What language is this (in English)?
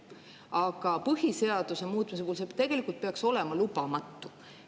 Estonian